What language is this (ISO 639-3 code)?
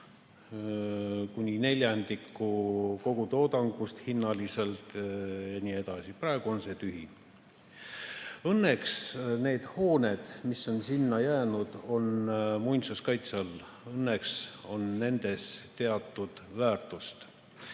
est